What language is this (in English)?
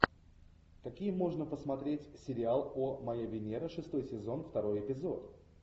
Russian